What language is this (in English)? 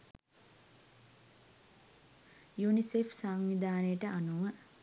Sinhala